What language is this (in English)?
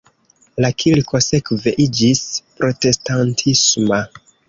Esperanto